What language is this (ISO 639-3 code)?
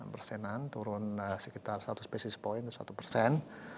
ind